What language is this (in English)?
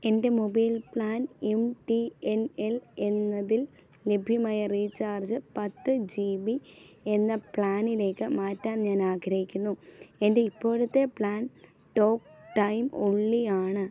Malayalam